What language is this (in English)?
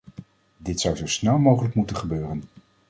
Dutch